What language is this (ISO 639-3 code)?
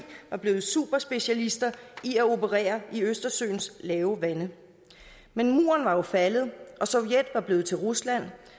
dan